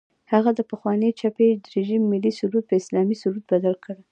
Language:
Pashto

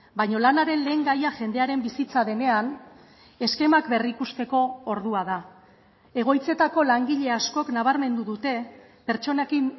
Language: Basque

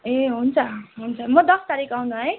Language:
Nepali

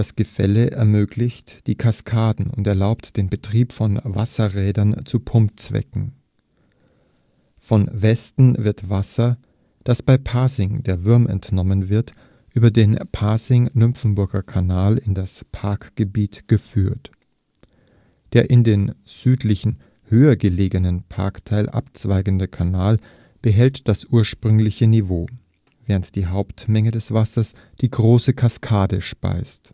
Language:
German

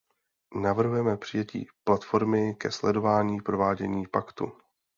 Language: Czech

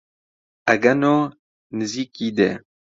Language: Central Kurdish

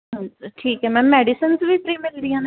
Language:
Punjabi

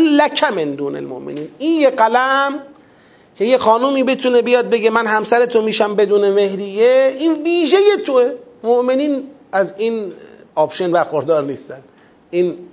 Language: Persian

